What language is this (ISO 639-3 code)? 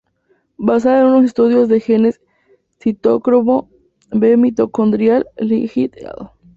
spa